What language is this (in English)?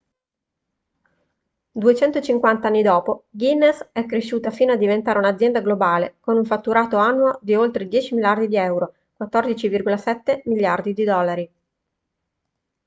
Italian